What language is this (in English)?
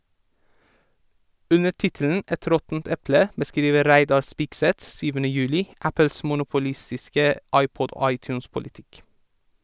Norwegian